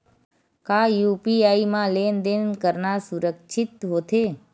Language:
Chhattisgarhi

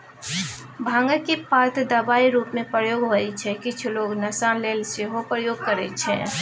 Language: Maithili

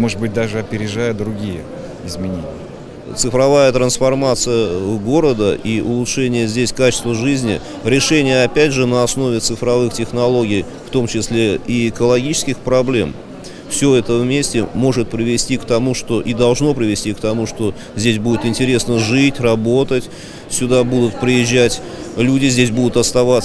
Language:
Russian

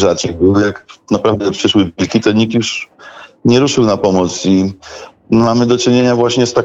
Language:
Polish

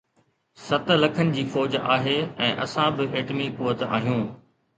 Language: Sindhi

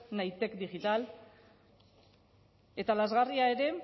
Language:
Basque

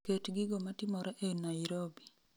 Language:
Luo (Kenya and Tanzania)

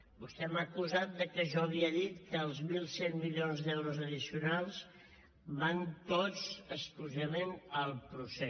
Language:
Catalan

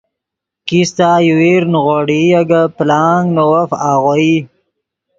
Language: Yidgha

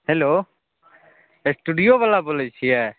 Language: Maithili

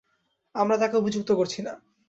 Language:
Bangla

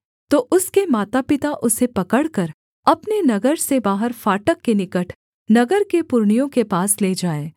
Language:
Hindi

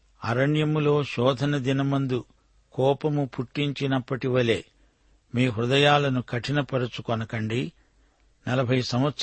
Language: Telugu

